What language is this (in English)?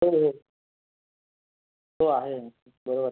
Marathi